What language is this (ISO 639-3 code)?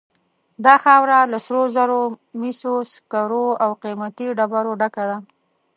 pus